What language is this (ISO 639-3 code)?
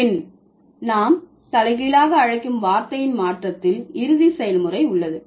tam